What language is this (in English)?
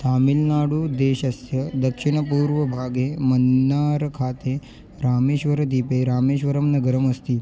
Sanskrit